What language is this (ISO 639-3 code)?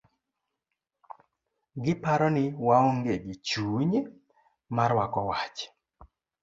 luo